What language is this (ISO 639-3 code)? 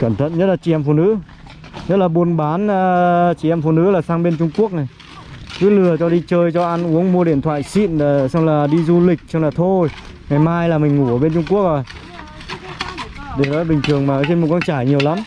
vie